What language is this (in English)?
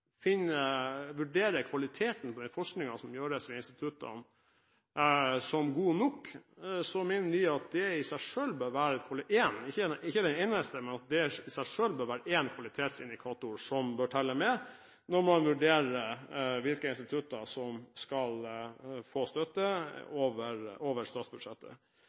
Norwegian Bokmål